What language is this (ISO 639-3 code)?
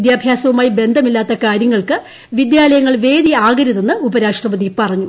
mal